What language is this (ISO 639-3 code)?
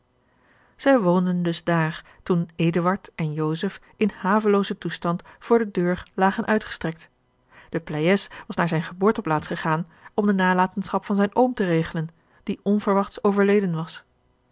nld